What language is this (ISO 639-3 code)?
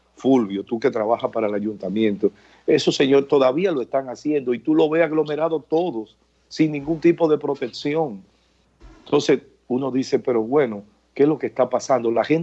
spa